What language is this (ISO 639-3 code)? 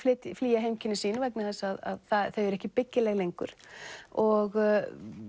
isl